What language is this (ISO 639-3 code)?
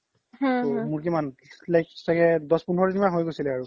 asm